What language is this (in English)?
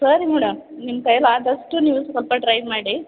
Kannada